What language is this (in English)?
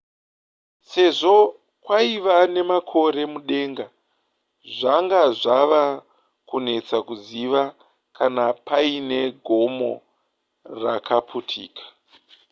Shona